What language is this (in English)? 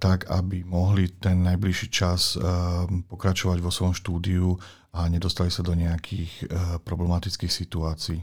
Slovak